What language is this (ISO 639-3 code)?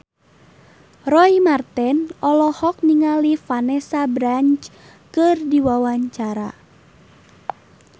sun